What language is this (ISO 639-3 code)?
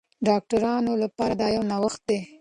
pus